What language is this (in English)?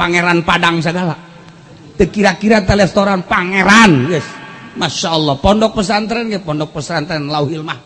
Indonesian